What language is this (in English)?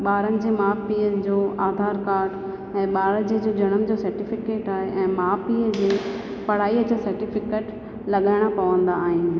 Sindhi